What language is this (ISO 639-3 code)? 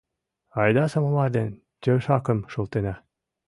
chm